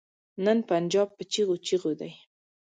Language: Pashto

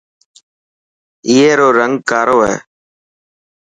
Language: Dhatki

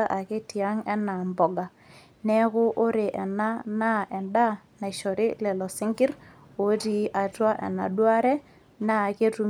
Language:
Masai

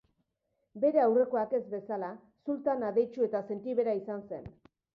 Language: Basque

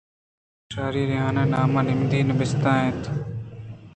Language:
Eastern Balochi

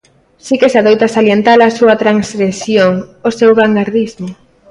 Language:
Galician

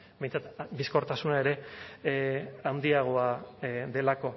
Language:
Basque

